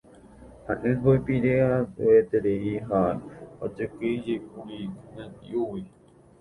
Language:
Guarani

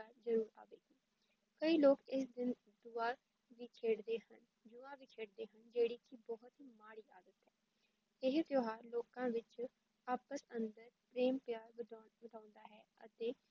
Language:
Punjabi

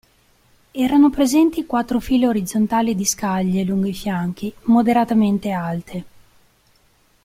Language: Italian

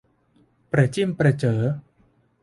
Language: Thai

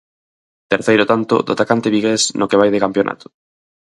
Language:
Galician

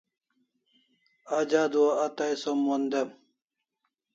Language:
Kalasha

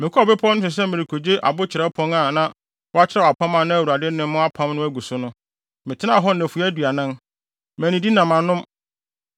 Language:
Akan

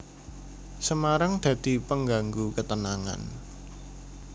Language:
Javanese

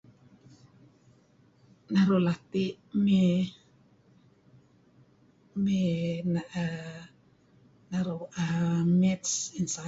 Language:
Kelabit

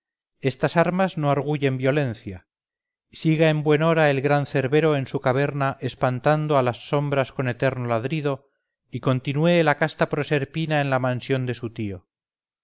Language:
Spanish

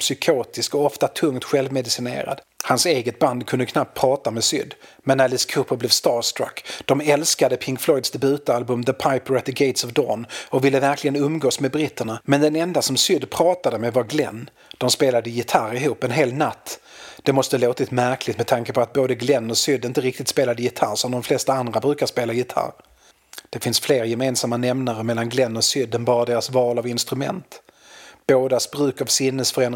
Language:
Swedish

